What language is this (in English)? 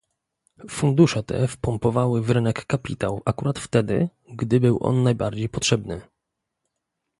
Polish